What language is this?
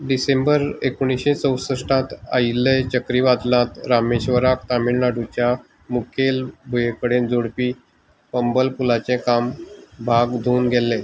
Konkani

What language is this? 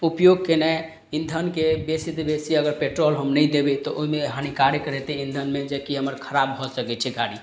Maithili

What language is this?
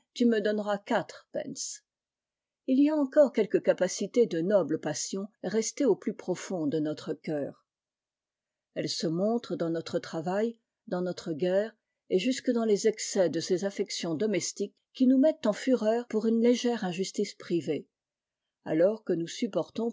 French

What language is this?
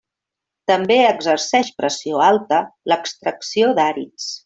Catalan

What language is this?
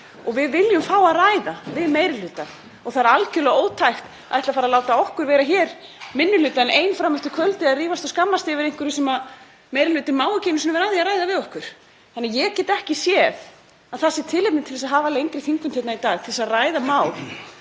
Icelandic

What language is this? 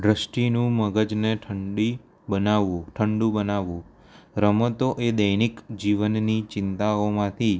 Gujarati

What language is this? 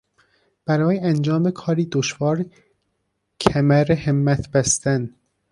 Persian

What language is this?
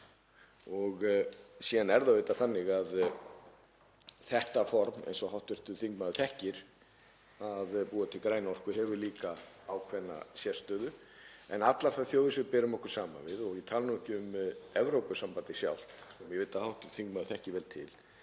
Icelandic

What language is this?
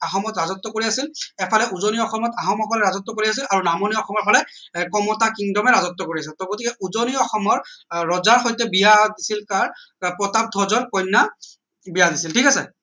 Assamese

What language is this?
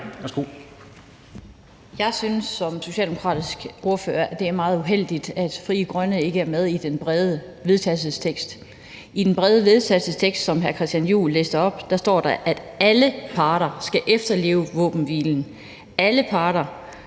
Danish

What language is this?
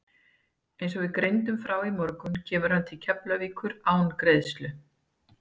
Icelandic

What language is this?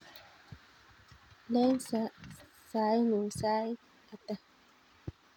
Kalenjin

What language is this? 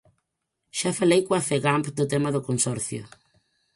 Galician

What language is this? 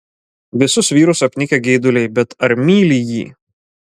Lithuanian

